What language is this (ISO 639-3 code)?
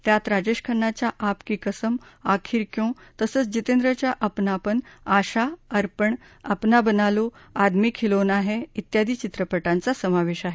mar